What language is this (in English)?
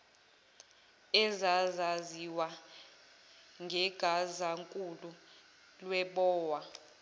Zulu